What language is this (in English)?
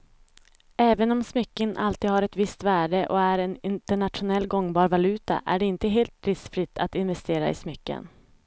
Swedish